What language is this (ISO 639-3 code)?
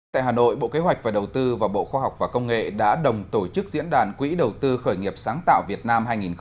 vie